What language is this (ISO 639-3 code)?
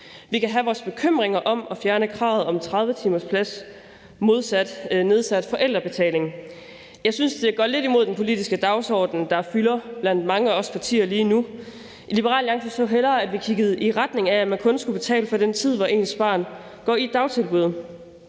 dan